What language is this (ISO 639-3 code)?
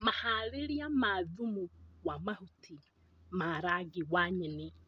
kik